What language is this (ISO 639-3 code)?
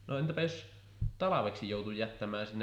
fin